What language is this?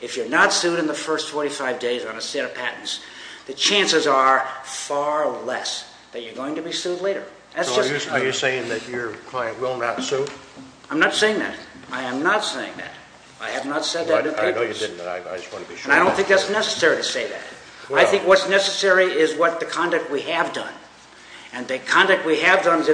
English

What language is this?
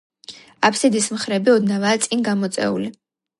Georgian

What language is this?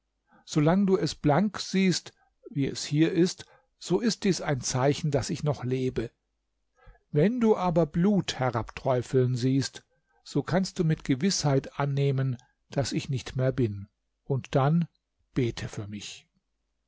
German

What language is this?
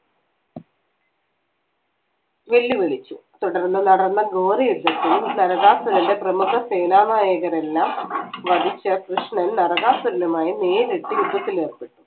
Malayalam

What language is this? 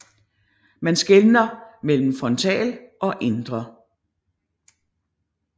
Danish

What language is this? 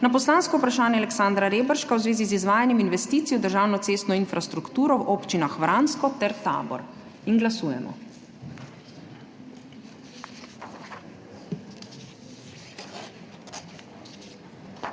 Slovenian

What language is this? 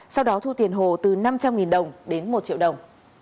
Vietnamese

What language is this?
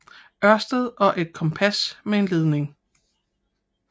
Danish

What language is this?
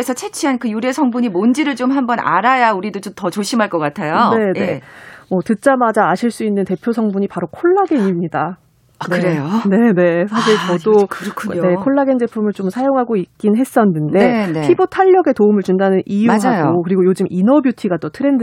Korean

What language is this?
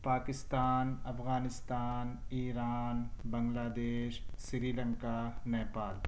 Urdu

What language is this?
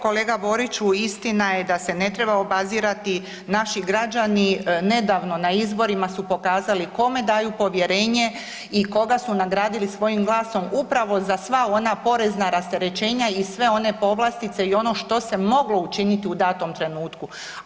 Croatian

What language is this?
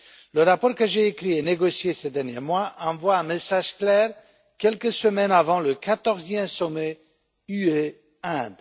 French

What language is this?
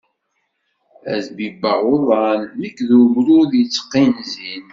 Kabyle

